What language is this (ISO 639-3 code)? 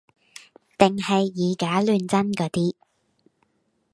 yue